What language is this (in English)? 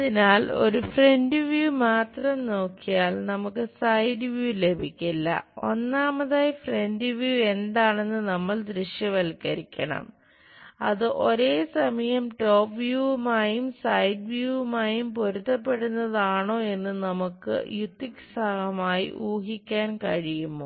Malayalam